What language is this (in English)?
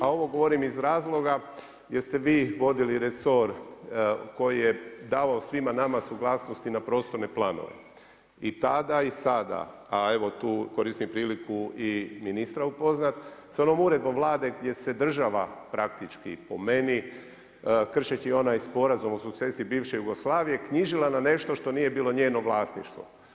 Croatian